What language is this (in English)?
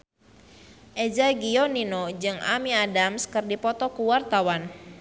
Sundanese